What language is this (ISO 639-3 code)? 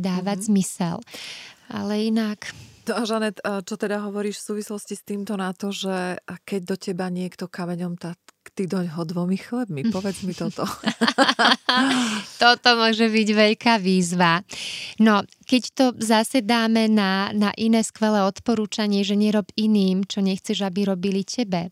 slk